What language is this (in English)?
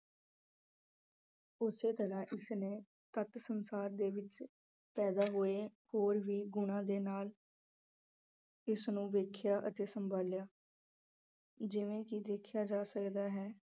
Punjabi